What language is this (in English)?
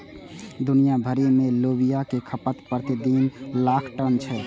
Maithili